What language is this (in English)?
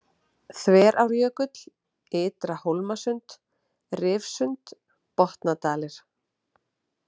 Icelandic